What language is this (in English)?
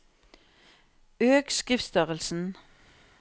Norwegian